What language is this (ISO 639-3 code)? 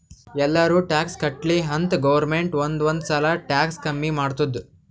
kan